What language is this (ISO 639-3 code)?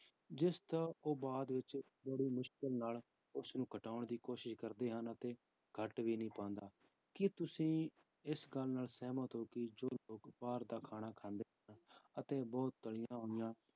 pan